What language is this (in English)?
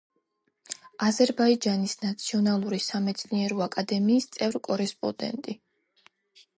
Georgian